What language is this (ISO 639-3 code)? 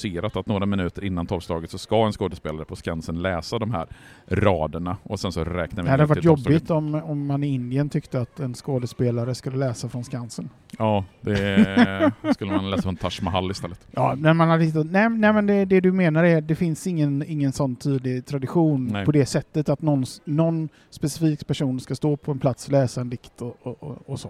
swe